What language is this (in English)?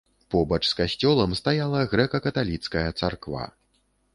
Belarusian